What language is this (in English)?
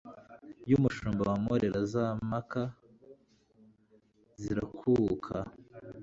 Kinyarwanda